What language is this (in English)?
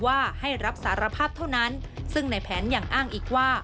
Thai